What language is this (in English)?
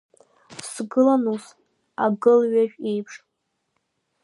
Abkhazian